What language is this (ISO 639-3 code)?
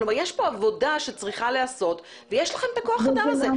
heb